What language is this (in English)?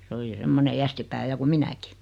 Finnish